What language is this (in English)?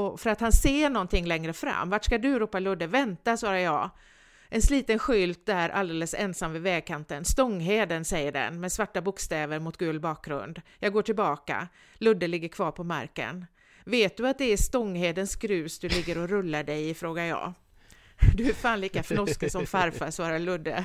Swedish